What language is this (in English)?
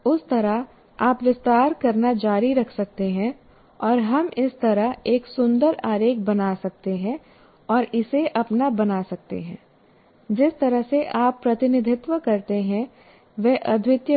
Hindi